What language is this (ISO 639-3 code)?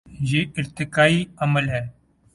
urd